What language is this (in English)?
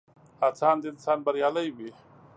Pashto